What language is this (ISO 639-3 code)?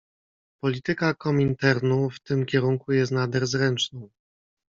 pol